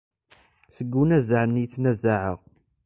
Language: Kabyle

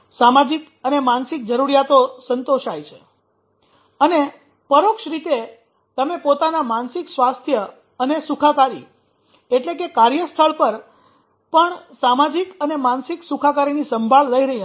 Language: Gujarati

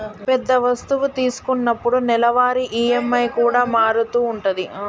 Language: Telugu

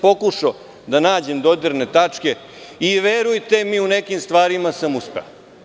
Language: Serbian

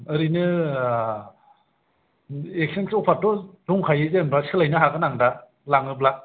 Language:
Bodo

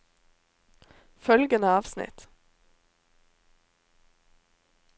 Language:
Norwegian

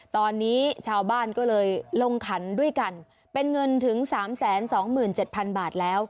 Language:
Thai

